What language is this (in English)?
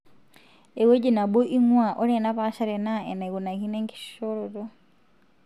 Masai